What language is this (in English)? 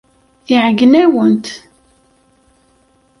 Kabyle